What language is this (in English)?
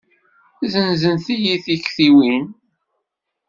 Kabyle